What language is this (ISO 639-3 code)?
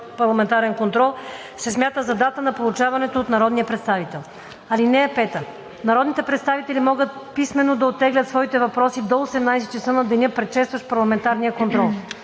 bul